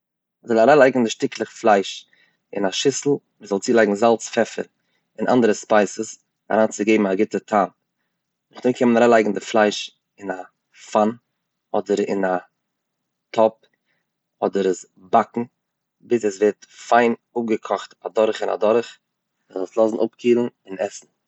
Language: Yiddish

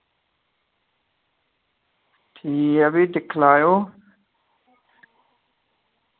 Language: Dogri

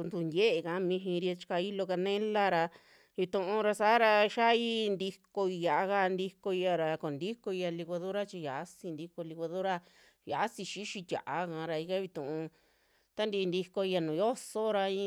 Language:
Western Juxtlahuaca Mixtec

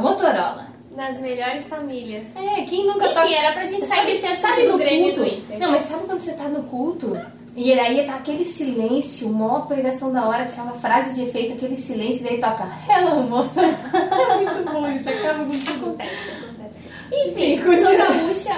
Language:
Portuguese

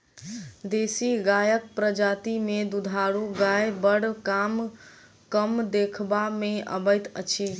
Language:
Maithili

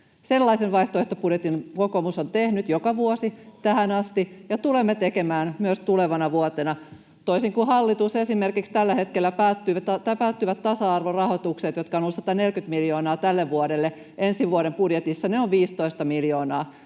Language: Finnish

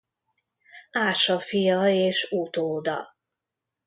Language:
Hungarian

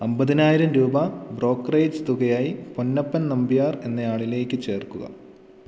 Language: Malayalam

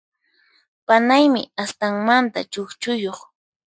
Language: Puno Quechua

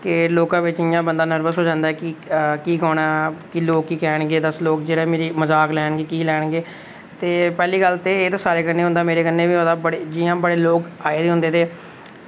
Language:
Dogri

